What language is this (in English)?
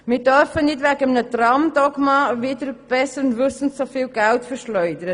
Swiss German